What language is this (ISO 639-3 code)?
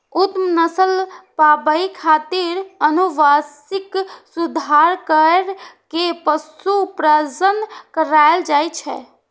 mai